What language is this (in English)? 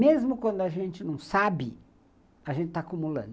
Portuguese